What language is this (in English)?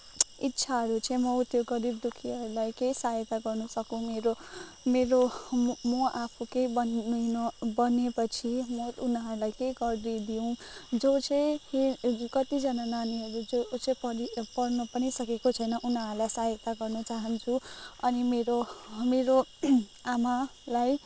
Nepali